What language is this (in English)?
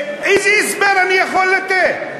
Hebrew